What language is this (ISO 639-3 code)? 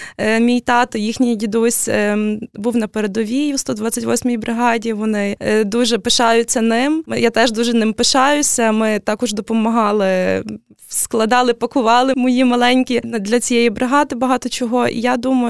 ukr